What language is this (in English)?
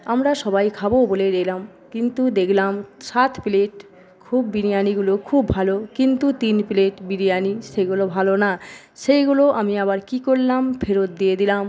Bangla